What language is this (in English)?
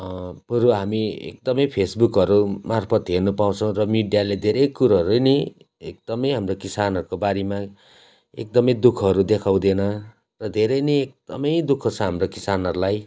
Nepali